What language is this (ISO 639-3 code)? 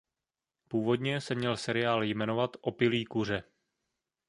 ces